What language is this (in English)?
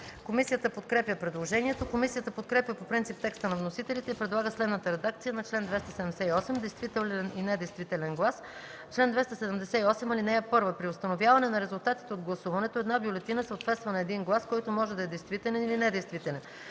Bulgarian